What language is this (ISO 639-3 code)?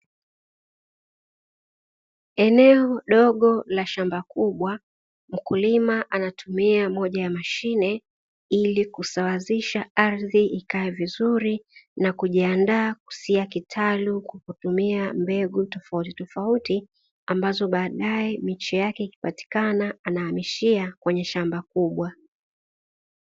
swa